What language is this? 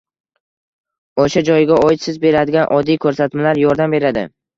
Uzbek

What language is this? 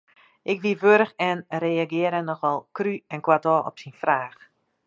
Western Frisian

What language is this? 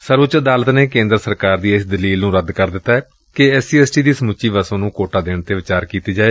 Punjabi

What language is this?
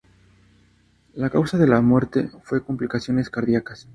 Spanish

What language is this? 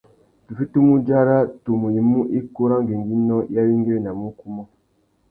Tuki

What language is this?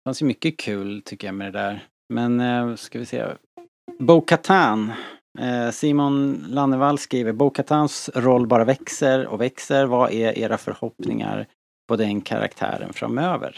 Swedish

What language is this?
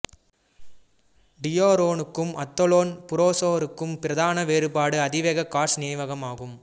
Tamil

